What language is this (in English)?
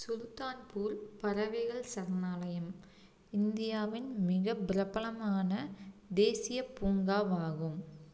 Tamil